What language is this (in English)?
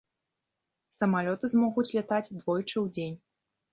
Belarusian